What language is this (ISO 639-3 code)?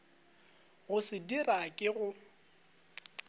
nso